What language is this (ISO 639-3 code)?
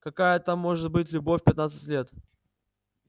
rus